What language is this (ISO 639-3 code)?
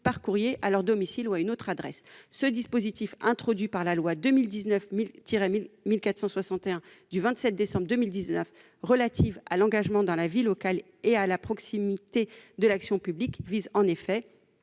fra